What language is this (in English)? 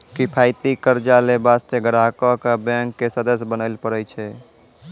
Maithili